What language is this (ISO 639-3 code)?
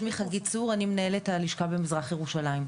heb